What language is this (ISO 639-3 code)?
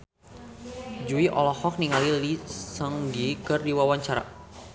sun